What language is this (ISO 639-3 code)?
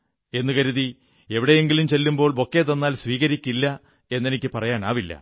mal